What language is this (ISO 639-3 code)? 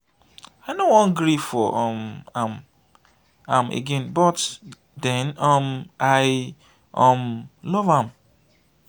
pcm